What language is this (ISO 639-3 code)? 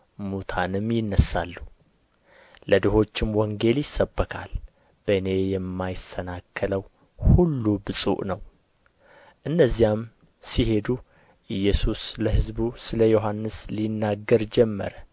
amh